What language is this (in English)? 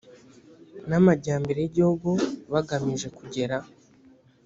Kinyarwanda